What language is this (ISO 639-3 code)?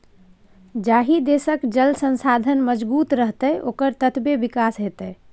mai